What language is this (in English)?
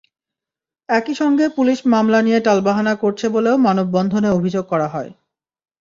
Bangla